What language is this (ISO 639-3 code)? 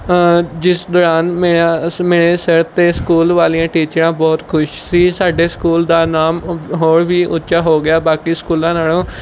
pan